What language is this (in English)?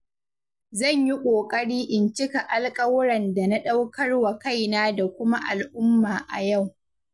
Hausa